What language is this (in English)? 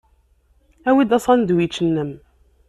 Kabyle